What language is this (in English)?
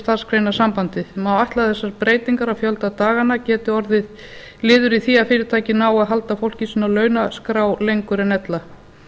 Icelandic